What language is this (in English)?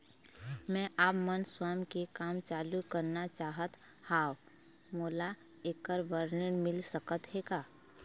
Chhattisgarhi